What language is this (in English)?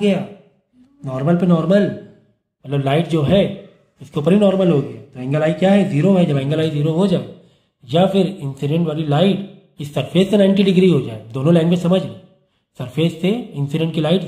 Hindi